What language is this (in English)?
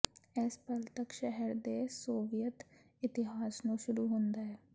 Punjabi